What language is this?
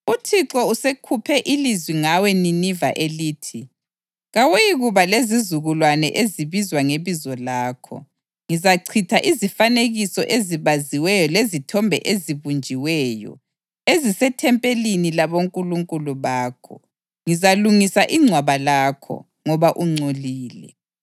North Ndebele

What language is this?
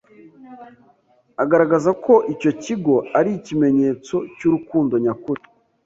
Kinyarwanda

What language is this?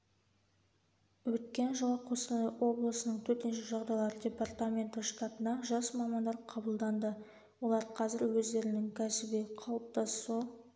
Kazakh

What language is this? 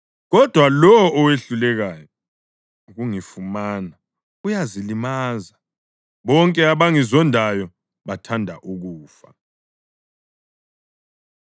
North Ndebele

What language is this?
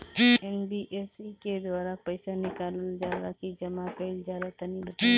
Bhojpuri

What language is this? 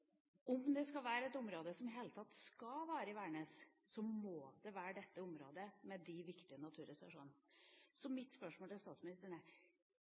Norwegian Bokmål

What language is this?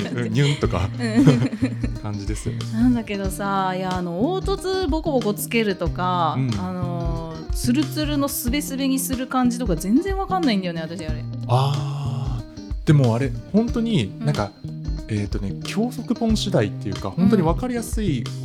Japanese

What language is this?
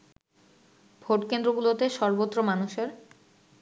Bangla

